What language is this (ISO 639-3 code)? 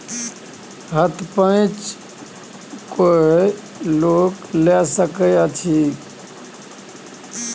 mai